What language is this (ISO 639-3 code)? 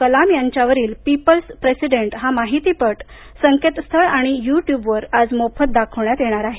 mar